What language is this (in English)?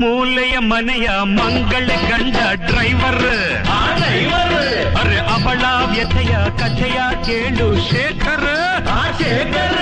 Kannada